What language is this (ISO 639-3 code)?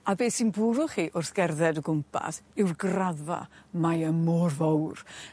cym